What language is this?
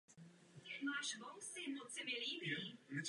Czech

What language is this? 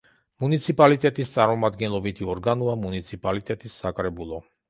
Georgian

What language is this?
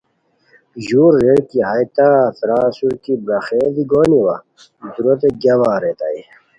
Khowar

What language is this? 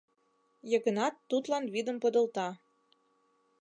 Mari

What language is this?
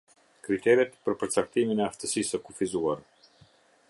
Albanian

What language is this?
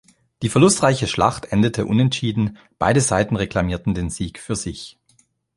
German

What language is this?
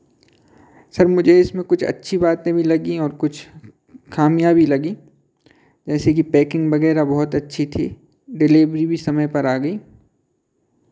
Hindi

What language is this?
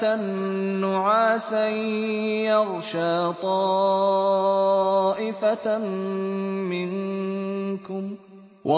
Arabic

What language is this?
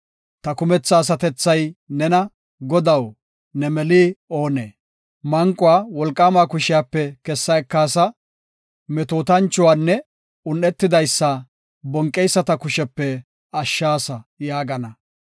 Gofa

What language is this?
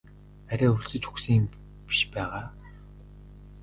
Mongolian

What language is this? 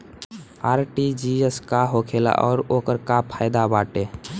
Bhojpuri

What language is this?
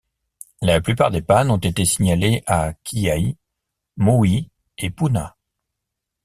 French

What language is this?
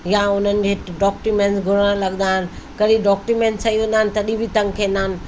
Sindhi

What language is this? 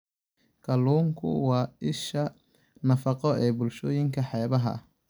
Somali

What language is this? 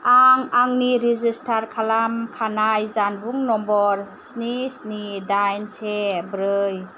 Bodo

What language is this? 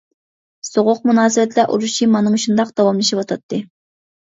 Uyghur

